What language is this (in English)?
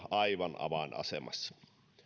Finnish